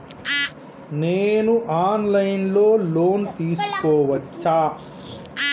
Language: Telugu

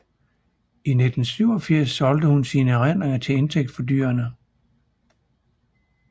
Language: Danish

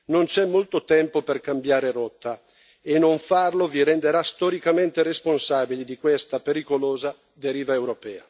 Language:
Italian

